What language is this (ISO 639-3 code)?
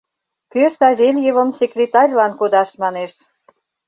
chm